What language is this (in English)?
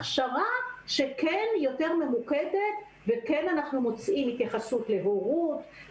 Hebrew